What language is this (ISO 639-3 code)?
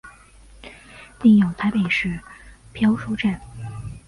zho